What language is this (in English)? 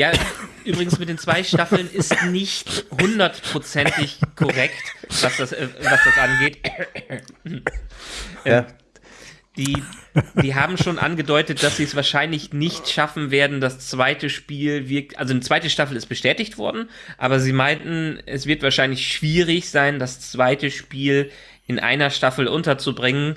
German